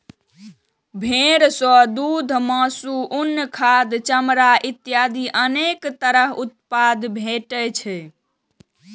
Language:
Maithili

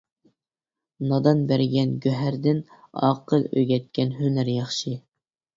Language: Uyghur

